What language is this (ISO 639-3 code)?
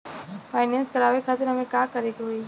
bho